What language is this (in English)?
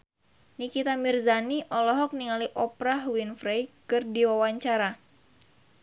Sundanese